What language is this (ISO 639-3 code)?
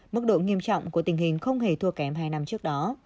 vie